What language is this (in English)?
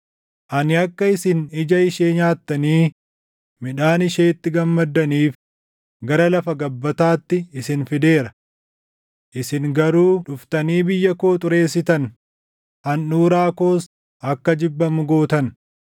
Oromo